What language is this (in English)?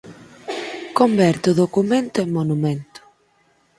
Galician